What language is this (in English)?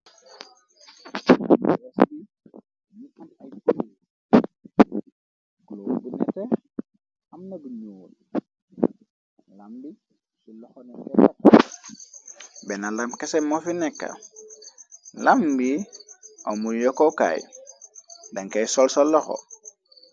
Wolof